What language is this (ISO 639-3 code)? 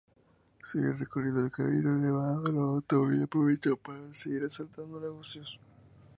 spa